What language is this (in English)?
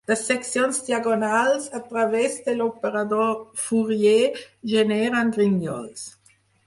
Catalan